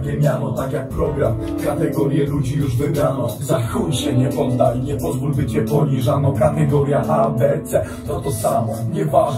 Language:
Polish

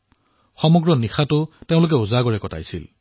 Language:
Assamese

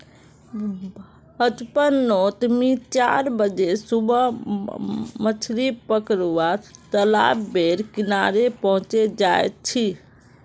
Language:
Magahi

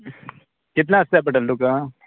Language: Konkani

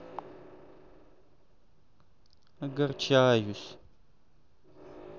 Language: Russian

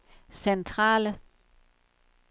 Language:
Danish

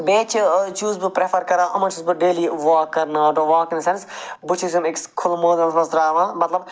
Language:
Kashmiri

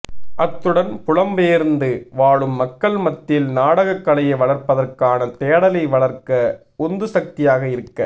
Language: Tamil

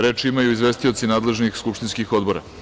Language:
Serbian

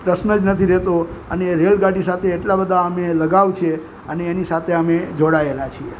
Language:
Gujarati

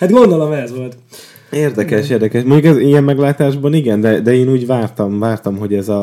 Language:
Hungarian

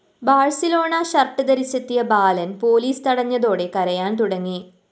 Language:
Malayalam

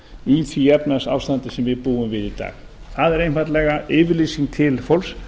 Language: Icelandic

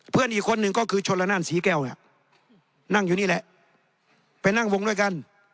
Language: Thai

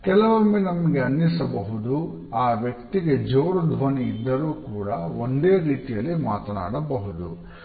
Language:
Kannada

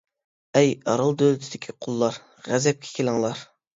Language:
Uyghur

